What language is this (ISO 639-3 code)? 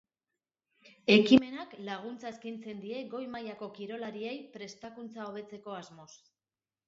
eus